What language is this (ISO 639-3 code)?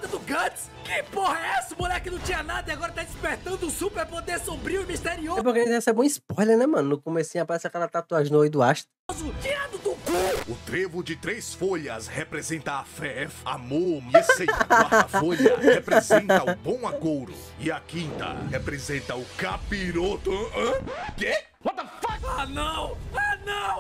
por